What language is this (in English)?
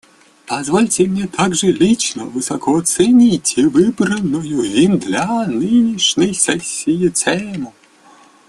Russian